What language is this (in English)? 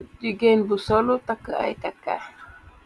Wolof